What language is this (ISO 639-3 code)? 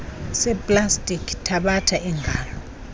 xho